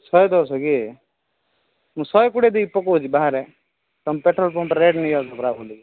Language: Odia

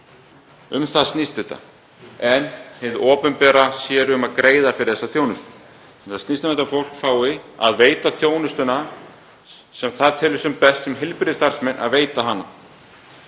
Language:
Icelandic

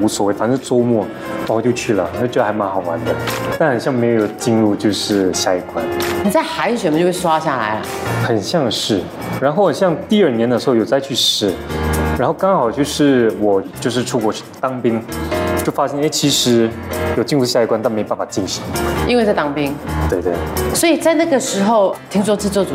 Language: Chinese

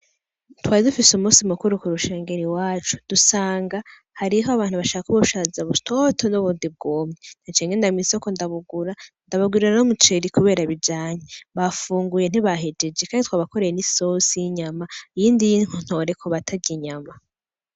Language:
Rundi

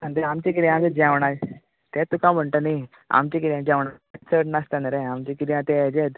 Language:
Konkani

